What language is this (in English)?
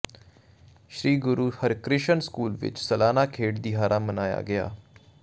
Punjabi